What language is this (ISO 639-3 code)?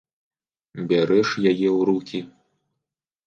bel